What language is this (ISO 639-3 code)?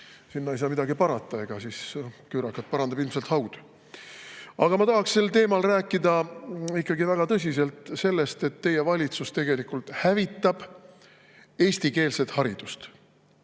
est